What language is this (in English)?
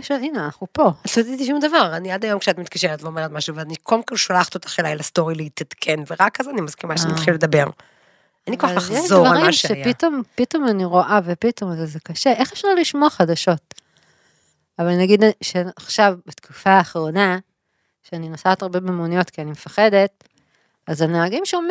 Hebrew